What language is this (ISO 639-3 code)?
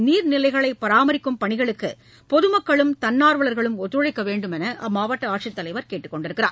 tam